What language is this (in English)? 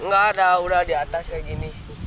Indonesian